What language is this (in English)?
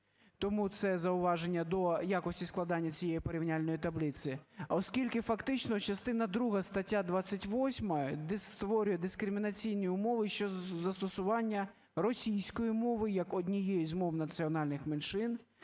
Ukrainian